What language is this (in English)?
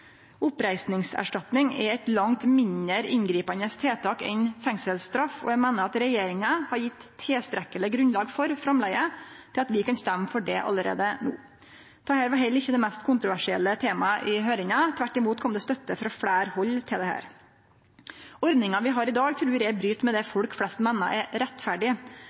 Norwegian Nynorsk